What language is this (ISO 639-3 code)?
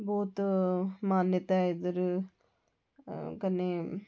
doi